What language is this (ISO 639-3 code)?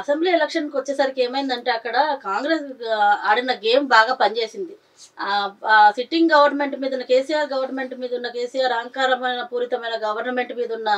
tel